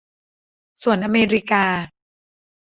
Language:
Thai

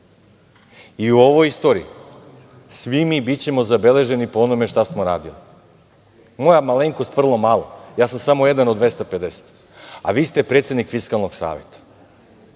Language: Serbian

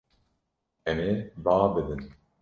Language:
Kurdish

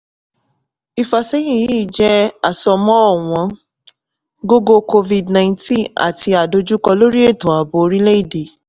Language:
Yoruba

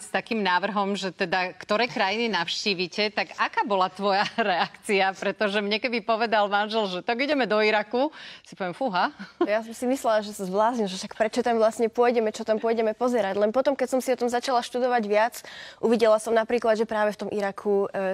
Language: Slovak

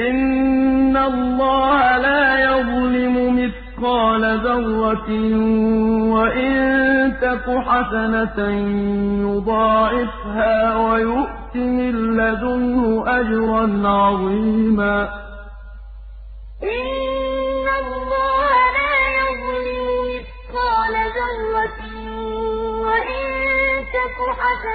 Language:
Arabic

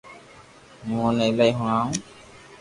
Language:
Loarki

